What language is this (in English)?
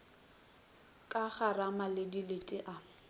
Northern Sotho